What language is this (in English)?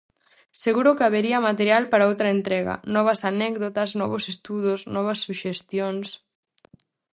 Galician